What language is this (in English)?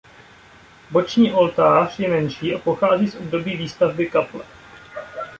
Czech